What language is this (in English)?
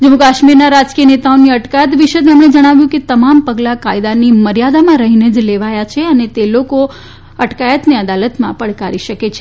Gujarati